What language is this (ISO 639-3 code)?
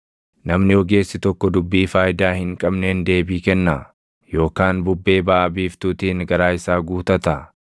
orm